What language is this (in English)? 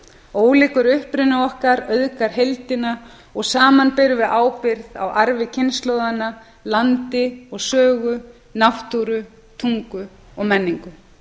Icelandic